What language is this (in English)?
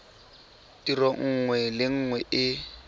Tswana